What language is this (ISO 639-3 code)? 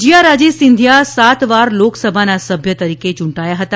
guj